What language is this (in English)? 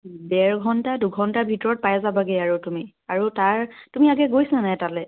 Assamese